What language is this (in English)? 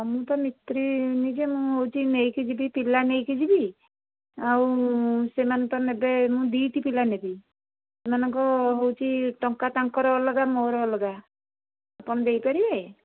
Odia